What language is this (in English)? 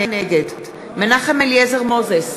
Hebrew